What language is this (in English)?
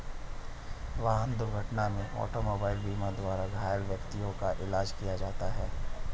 Hindi